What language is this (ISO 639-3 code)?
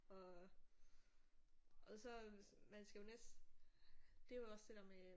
dan